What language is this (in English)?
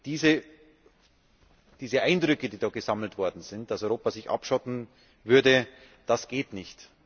German